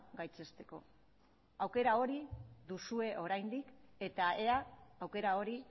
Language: Basque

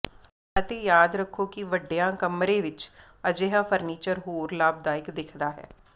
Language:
Punjabi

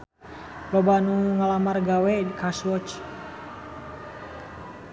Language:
Sundanese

